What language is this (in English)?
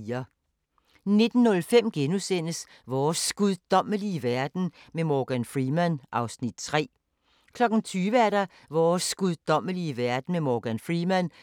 Danish